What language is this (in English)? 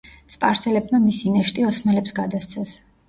Georgian